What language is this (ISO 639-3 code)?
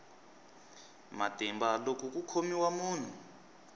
tso